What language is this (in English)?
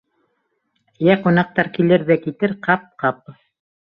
Bashkir